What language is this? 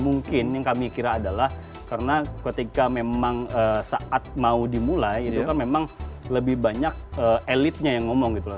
Indonesian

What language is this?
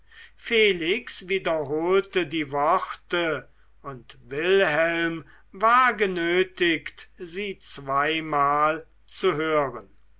German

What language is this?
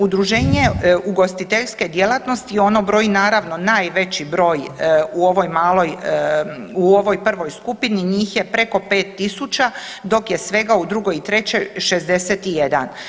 Croatian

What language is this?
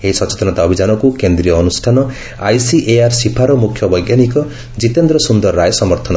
Odia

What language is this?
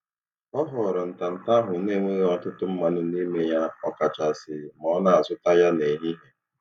Igbo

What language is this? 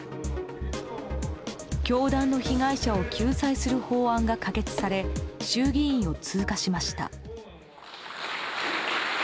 Japanese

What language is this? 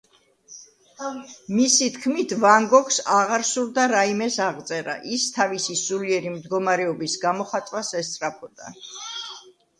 Georgian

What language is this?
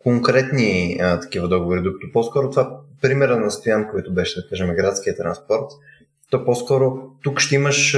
Bulgarian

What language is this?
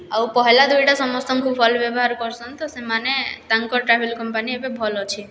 Odia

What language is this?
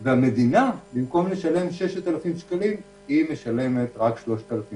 Hebrew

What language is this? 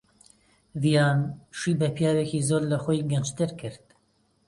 Central Kurdish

